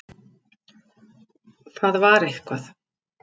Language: Icelandic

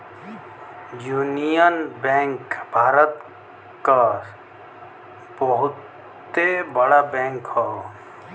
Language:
Bhojpuri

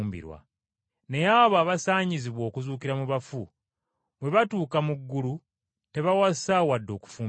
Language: Ganda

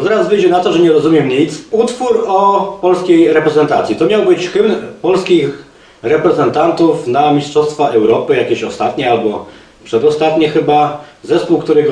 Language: Polish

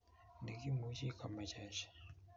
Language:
Kalenjin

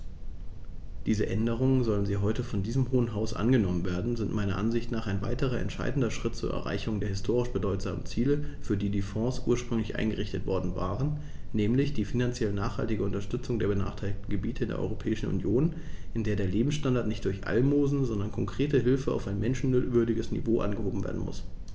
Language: German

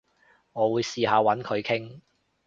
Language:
Cantonese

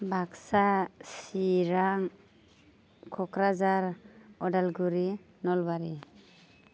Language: Bodo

